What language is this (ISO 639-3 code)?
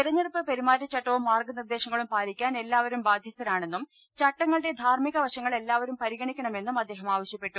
mal